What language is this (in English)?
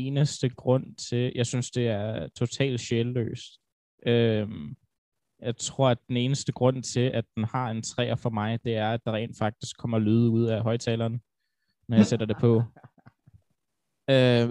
Danish